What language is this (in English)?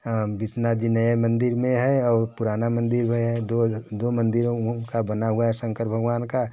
Hindi